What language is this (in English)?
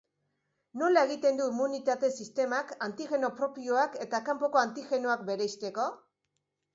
Basque